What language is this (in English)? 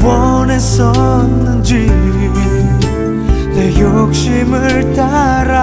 Korean